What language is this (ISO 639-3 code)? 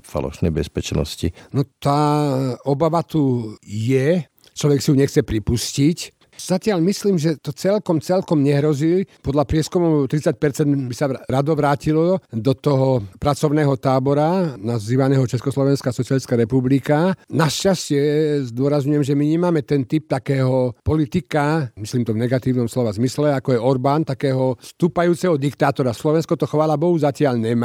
slk